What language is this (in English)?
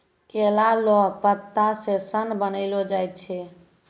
Maithili